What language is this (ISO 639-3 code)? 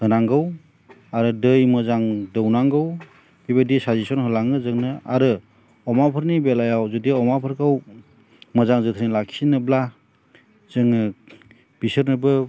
brx